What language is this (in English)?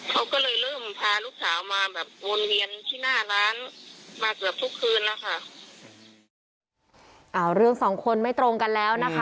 Thai